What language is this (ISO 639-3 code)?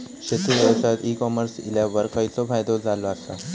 mar